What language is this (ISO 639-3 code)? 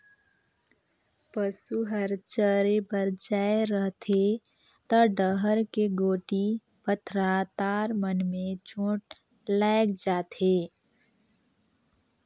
hne